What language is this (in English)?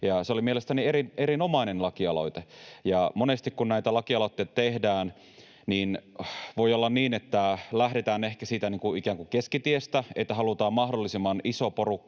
Finnish